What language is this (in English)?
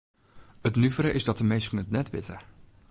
Western Frisian